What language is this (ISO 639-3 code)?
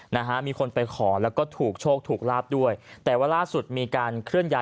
tha